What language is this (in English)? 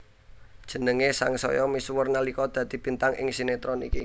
Javanese